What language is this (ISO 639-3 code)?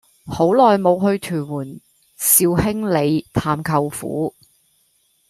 yue